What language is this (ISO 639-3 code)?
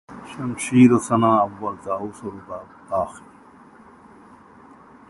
urd